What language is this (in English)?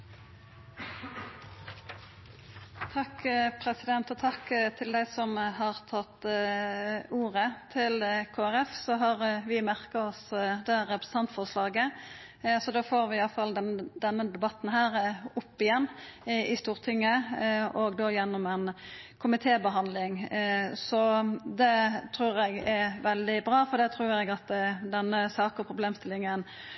Norwegian Nynorsk